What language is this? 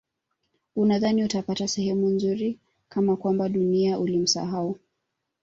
Swahili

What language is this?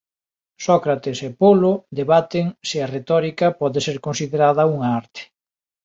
Galician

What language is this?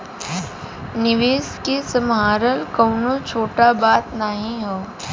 Bhojpuri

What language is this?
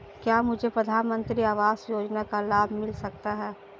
Hindi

